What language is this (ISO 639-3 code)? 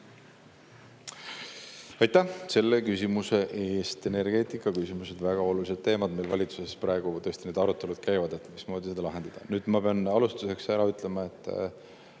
est